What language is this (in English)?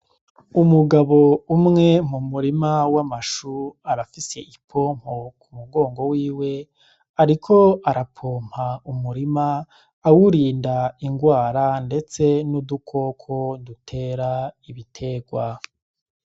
Rundi